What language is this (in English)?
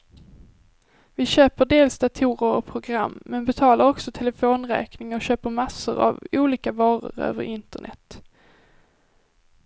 Swedish